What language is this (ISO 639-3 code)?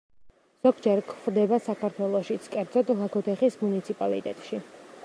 kat